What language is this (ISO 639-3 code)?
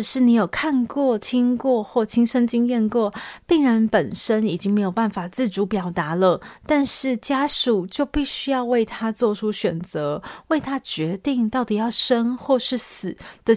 zho